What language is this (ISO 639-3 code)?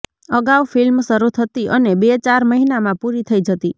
guj